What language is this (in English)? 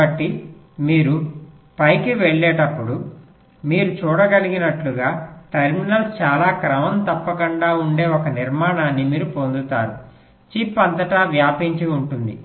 Telugu